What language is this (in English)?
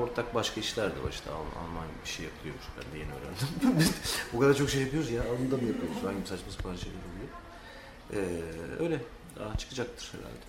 Turkish